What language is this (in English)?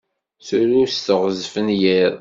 Kabyle